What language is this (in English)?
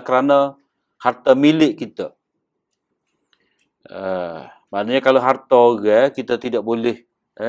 Malay